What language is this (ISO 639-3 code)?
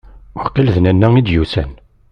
kab